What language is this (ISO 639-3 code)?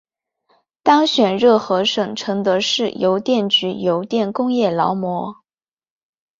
zho